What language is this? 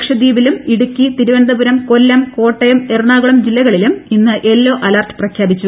Malayalam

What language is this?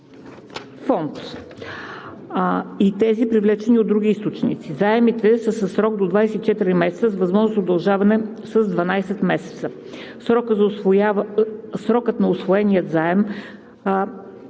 Bulgarian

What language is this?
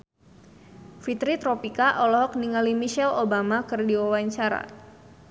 Sundanese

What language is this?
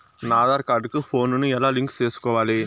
Telugu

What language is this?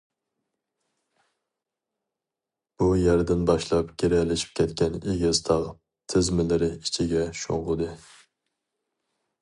Uyghur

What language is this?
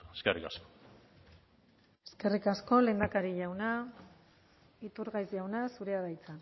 Basque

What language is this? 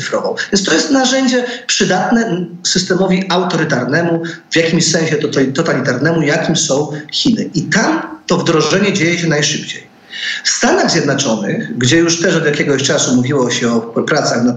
Polish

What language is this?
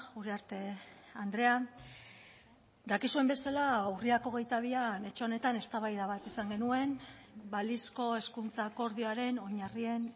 Basque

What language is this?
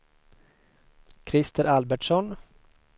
Swedish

